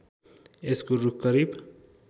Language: Nepali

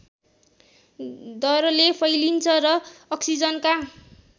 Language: Nepali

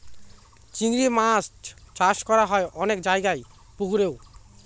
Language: Bangla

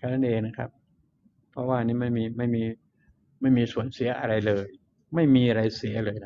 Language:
Thai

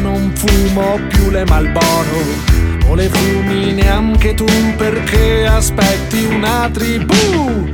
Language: Italian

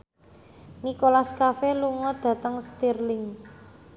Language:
Javanese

